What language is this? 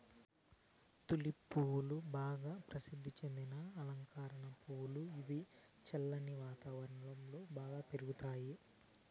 Telugu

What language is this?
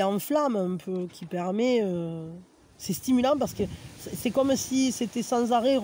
French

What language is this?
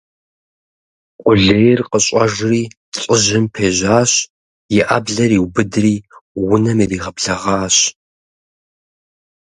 Kabardian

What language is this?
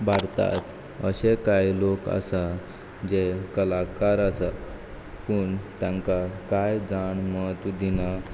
Konkani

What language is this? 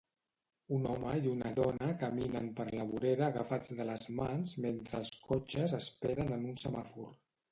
Catalan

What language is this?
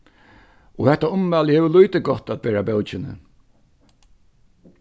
Faroese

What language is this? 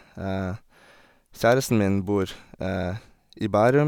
Norwegian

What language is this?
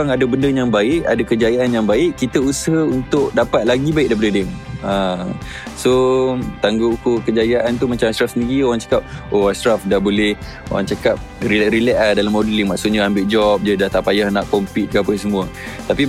Malay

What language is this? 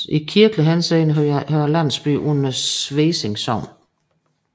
Danish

